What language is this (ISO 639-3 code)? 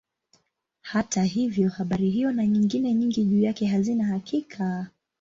swa